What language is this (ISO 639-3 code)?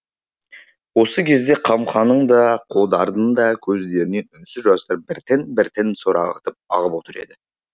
kaz